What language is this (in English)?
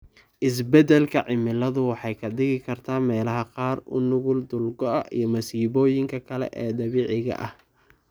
Somali